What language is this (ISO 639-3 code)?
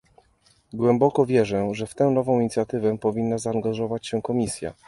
pol